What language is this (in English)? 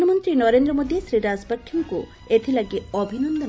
Odia